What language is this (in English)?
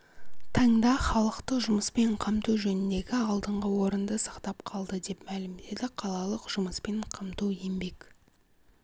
Kazakh